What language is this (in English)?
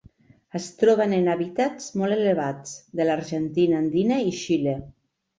Catalan